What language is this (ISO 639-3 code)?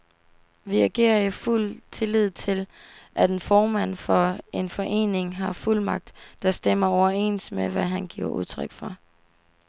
dan